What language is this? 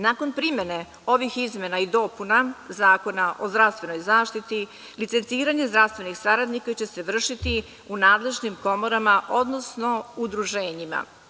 Serbian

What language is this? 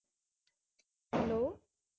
Punjabi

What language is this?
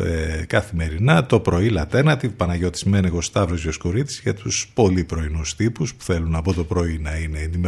Greek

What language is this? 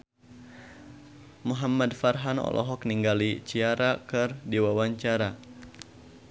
Sundanese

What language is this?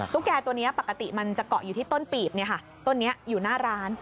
Thai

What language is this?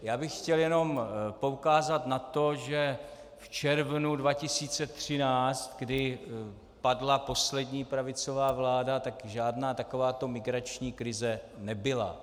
Czech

